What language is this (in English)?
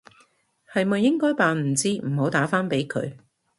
Cantonese